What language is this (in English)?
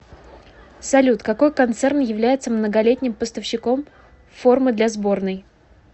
Russian